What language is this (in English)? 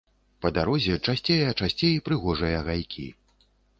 Belarusian